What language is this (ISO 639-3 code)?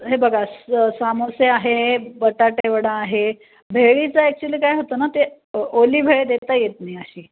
mar